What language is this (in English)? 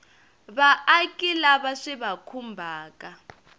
Tsonga